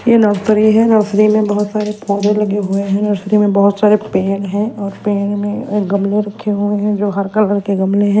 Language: Hindi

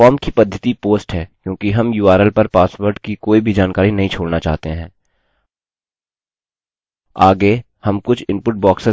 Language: Hindi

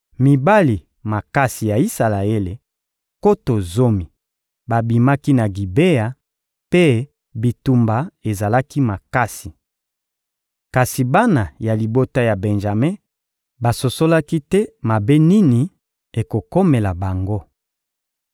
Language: Lingala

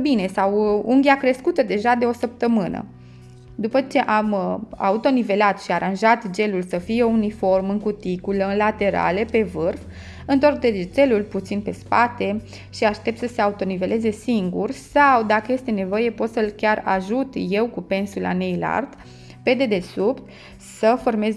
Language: Romanian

